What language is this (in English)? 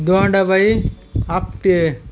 Marathi